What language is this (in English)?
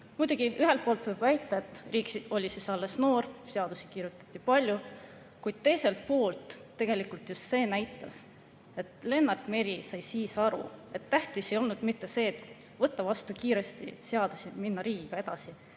Estonian